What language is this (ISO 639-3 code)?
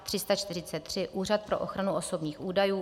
ces